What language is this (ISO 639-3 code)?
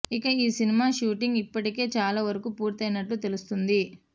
tel